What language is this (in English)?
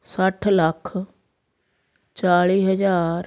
Punjabi